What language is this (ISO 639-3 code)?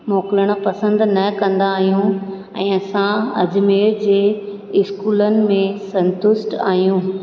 snd